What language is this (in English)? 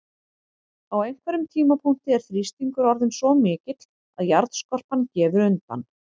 Icelandic